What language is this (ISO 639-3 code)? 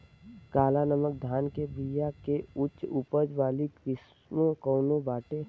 bho